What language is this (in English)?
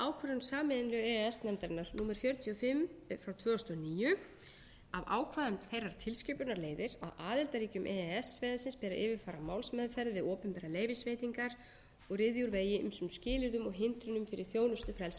Icelandic